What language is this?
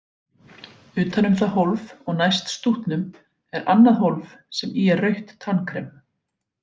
Icelandic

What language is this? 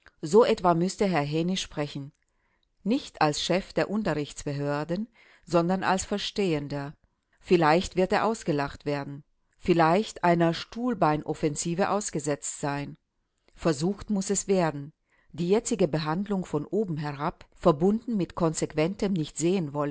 German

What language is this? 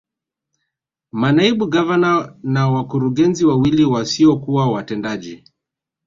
Swahili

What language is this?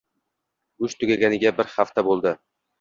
Uzbek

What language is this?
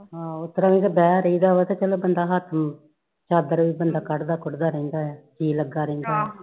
Punjabi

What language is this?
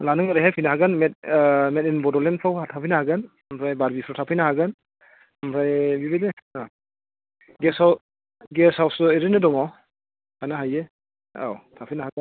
Bodo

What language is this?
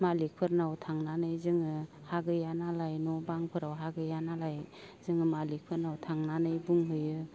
Bodo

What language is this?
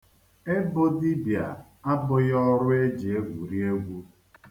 Igbo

